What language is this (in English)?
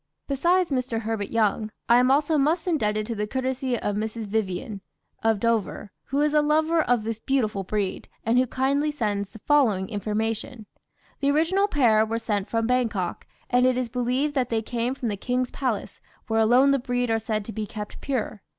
English